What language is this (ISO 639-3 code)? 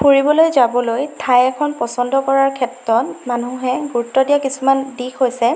asm